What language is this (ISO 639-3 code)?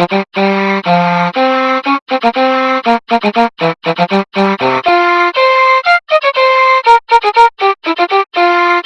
jpn